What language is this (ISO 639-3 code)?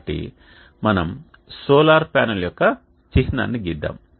tel